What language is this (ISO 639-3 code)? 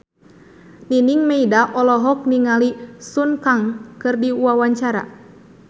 sun